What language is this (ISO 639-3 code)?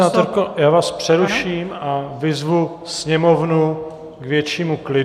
ces